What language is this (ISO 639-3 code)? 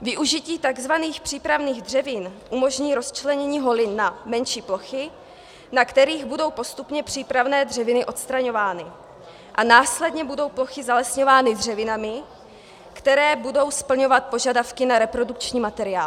ces